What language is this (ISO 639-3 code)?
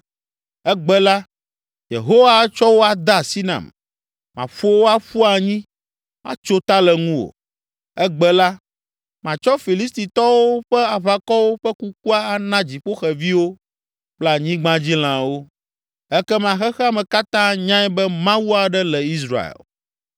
ewe